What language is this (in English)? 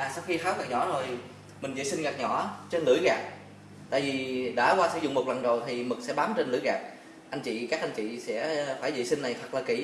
Vietnamese